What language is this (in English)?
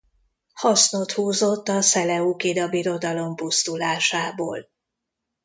Hungarian